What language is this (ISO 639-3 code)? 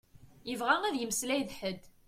kab